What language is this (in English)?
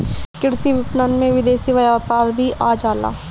Bhojpuri